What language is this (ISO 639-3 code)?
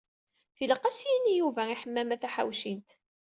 kab